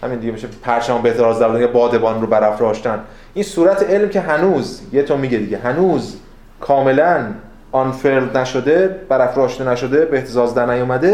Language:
Persian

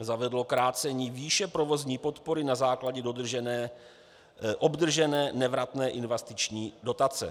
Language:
Czech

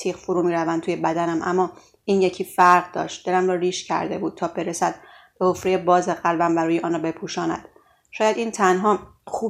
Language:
Persian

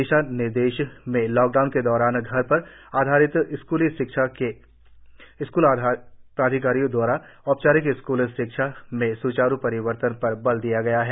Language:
Hindi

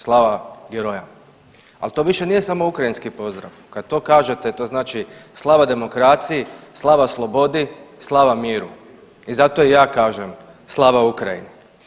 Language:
Croatian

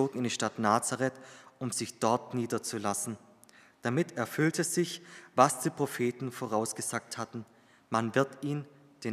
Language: German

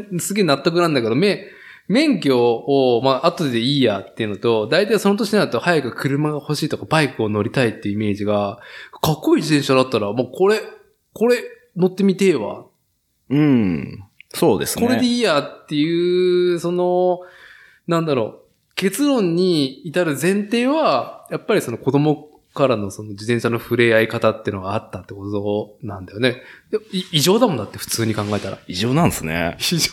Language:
Japanese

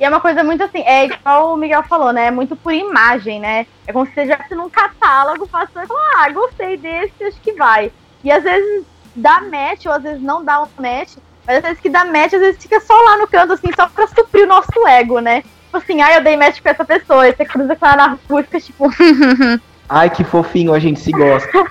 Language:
Portuguese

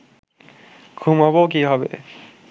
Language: Bangla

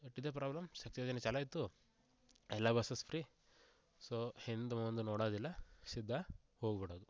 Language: Kannada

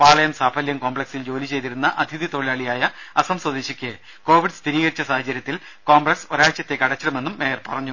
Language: Malayalam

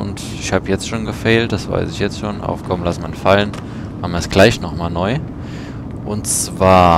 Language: German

